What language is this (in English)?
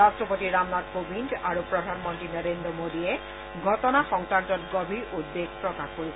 Assamese